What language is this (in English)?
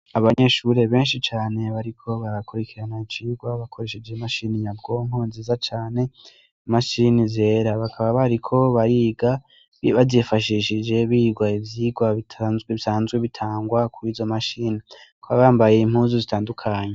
Rundi